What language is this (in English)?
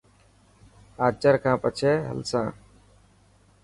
Dhatki